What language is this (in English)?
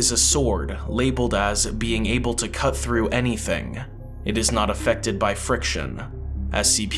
English